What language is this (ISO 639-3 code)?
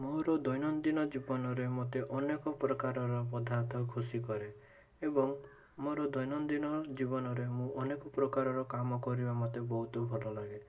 ori